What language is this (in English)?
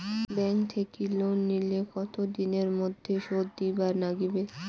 Bangla